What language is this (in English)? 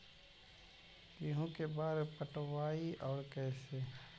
Magahi